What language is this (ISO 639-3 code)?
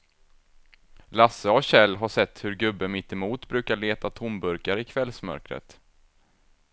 swe